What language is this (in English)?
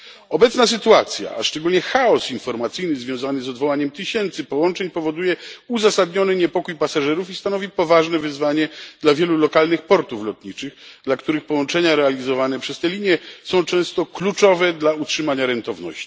Polish